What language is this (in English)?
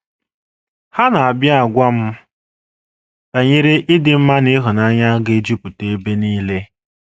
Igbo